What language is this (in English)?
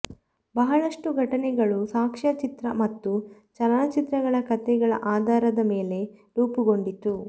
Kannada